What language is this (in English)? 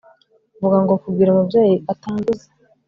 Kinyarwanda